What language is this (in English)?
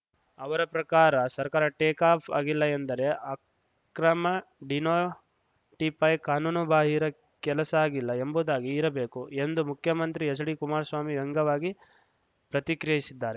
Kannada